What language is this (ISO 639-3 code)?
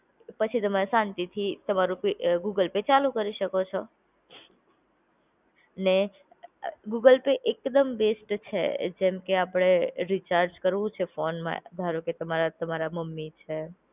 guj